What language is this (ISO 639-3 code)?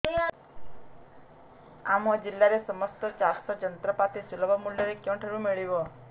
ori